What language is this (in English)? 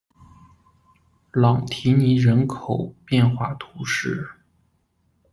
Chinese